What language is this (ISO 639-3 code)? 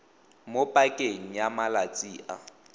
tsn